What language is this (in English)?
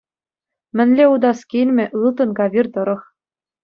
Chuvash